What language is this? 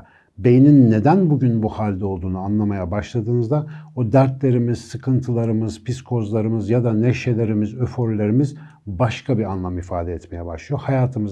Turkish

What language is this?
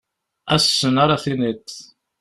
Kabyle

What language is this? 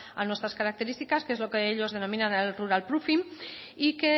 Spanish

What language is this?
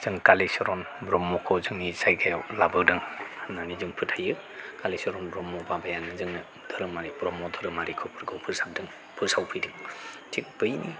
Bodo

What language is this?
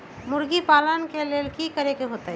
Magahi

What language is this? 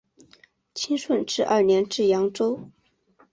Chinese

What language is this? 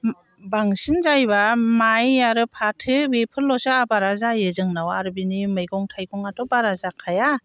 Bodo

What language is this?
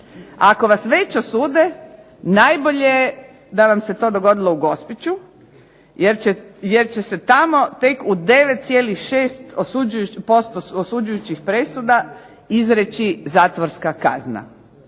Croatian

